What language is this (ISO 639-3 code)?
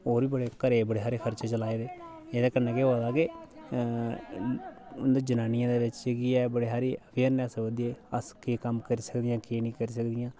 doi